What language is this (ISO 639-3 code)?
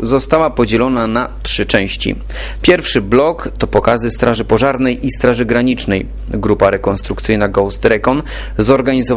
pol